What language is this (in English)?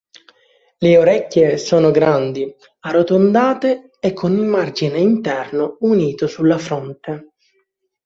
Italian